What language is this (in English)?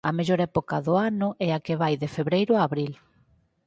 Galician